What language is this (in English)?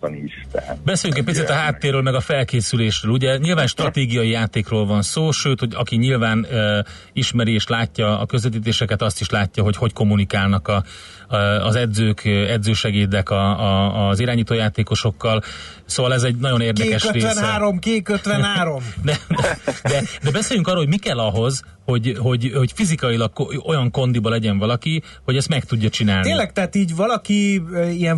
Hungarian